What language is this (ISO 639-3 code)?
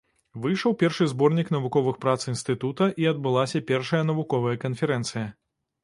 bel